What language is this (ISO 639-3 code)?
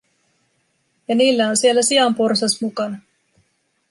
fin